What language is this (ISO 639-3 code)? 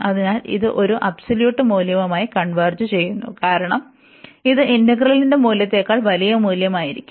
mal